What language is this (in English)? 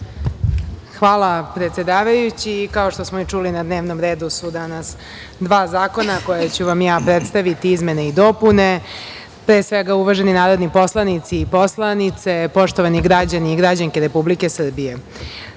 Serbian